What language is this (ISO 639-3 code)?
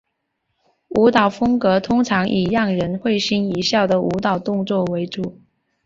zho